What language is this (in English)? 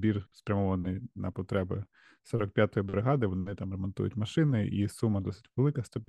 Ukrainian